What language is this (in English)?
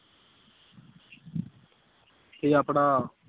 Punjabi